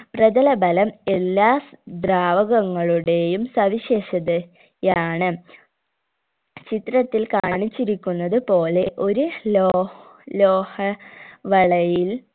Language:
Malayalam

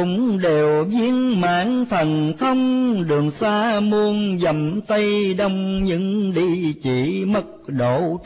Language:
Vietnamese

